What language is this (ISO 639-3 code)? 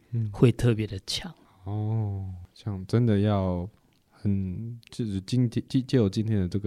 zho